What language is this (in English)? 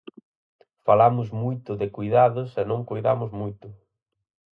Galician